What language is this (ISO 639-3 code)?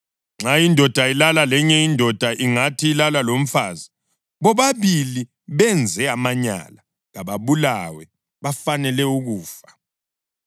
nde